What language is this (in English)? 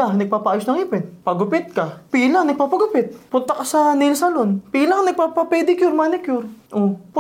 Filipino